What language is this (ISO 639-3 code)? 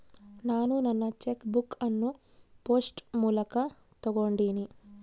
kan